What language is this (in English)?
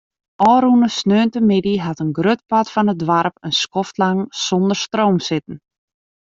Western Frisian